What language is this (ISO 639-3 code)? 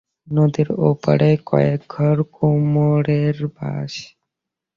ben